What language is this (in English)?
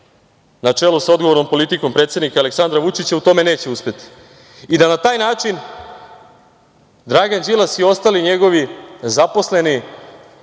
Serbian